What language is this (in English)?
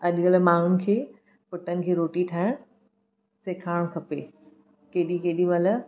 Sindhi